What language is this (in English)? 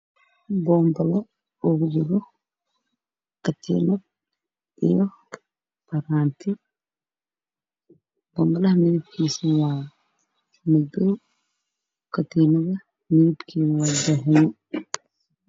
Somali